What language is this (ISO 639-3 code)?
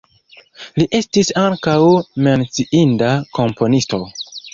epo